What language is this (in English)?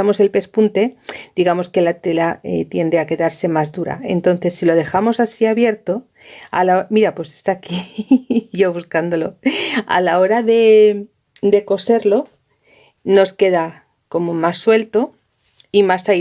Spanish